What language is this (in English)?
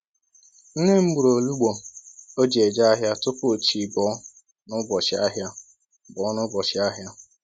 Igbo